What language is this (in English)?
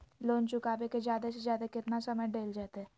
Magahi